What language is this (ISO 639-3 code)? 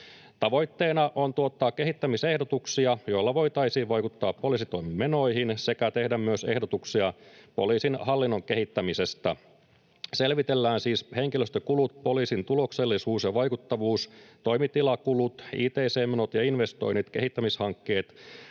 fin